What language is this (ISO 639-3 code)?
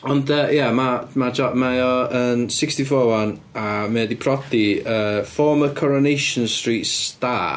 cym